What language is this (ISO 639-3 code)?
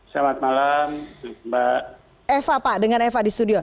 ind